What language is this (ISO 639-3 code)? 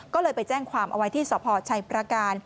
tha